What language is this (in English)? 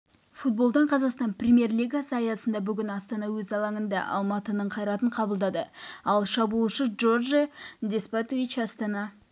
Kazakh